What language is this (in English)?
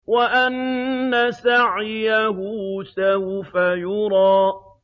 Arabic